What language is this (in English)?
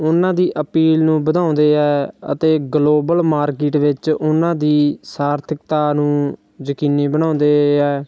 Punjabi